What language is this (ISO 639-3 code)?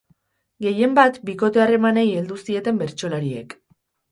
eus